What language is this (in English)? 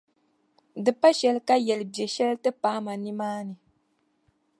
Dagbani